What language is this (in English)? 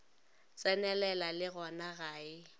Northern Sotho